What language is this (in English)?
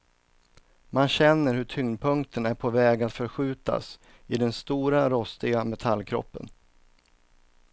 Swedish